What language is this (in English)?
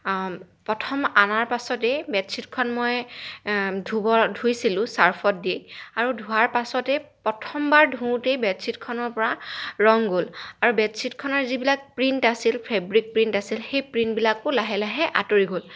Assamese